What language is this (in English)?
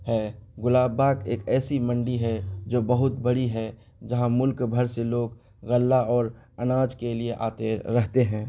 Urdu